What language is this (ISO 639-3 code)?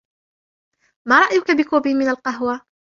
ara